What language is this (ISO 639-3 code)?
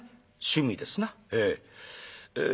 jpn